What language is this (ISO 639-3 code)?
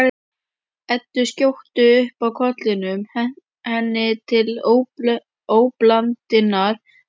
isl